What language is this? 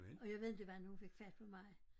Danish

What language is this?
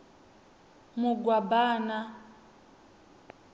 Venda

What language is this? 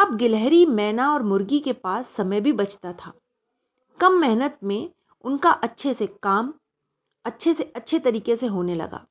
Hindi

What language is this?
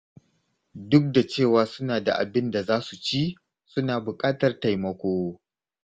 Hausa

